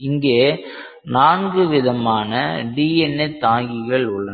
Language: Tamil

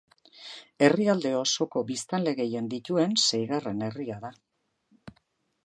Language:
Basque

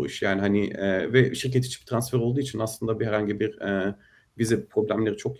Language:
Turkish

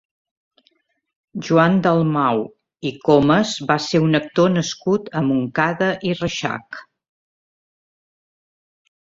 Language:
Catalan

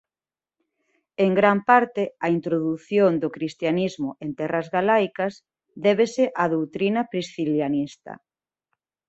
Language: Galician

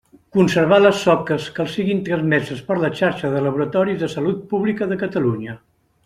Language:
Catalan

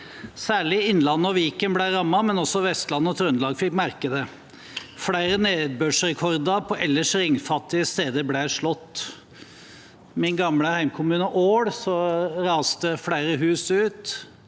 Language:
Norwegian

